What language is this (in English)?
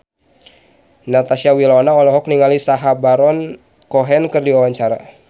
Sundanese